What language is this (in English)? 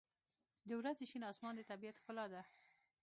Pashto